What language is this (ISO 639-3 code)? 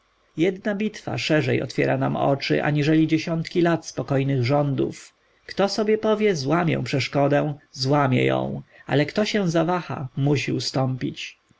pol